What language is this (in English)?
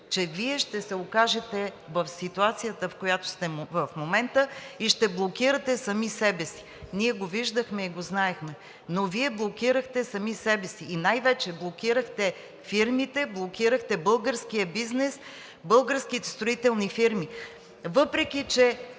Bulgarian